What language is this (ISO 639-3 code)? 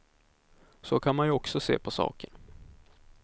swe